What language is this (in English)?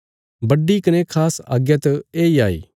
Bilaspuri